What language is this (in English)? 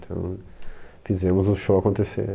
Portuguese